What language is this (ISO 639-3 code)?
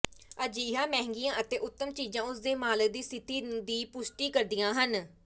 pan